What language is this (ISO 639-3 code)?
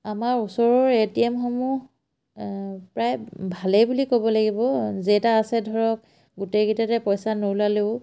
asm